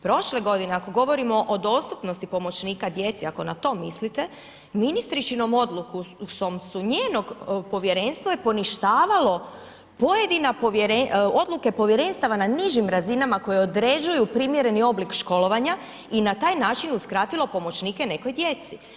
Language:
Croatian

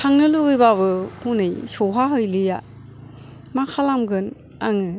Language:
Bodo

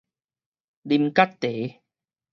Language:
Min Nan Chinese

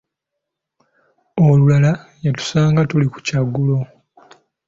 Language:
Ganda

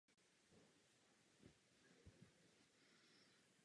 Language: Czech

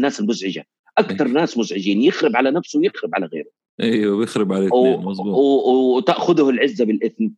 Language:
Arabic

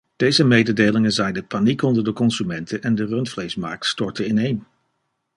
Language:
Dutch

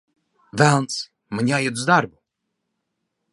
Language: Latvian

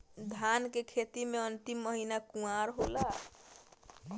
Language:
Bhojpuri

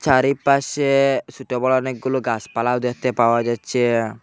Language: Bangla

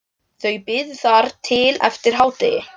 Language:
Icelandic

